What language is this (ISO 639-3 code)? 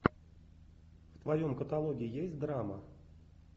rus